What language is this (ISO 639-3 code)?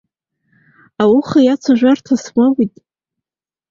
abk